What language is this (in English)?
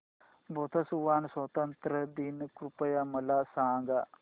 Marathi